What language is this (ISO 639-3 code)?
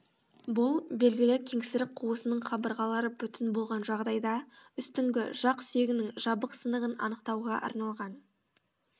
kaz